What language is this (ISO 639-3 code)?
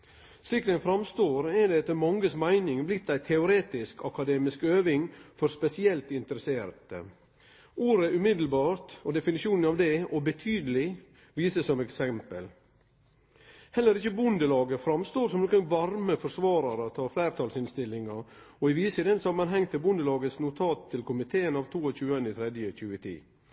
nno